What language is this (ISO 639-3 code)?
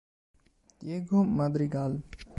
ita